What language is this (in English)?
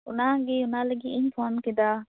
Santali